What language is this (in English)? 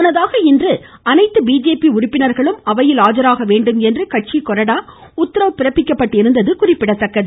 Tamil